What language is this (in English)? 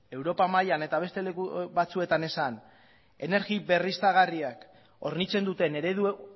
Basque